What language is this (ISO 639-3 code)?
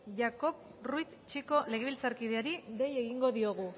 eus